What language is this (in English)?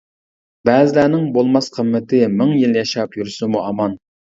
Uyghur